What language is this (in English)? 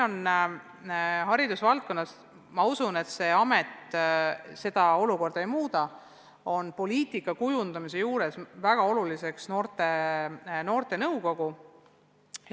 Estonian